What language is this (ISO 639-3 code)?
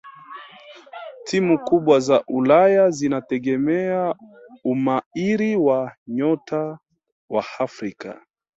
swa